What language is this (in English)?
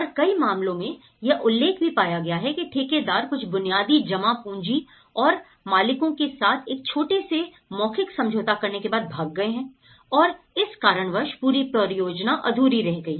Hindi